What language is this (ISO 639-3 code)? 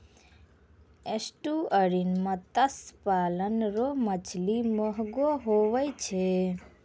mai